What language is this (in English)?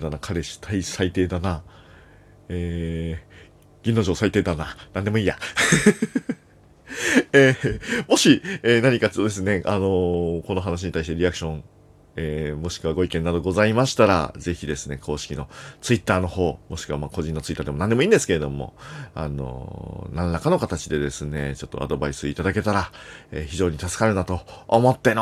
Japanese